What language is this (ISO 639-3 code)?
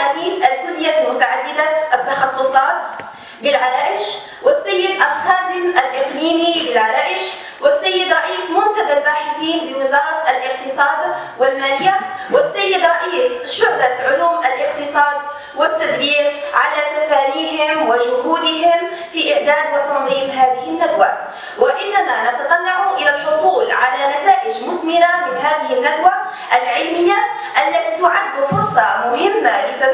ara